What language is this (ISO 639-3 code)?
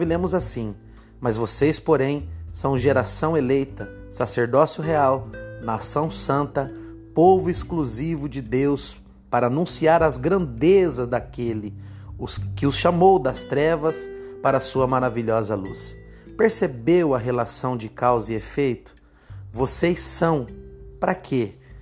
por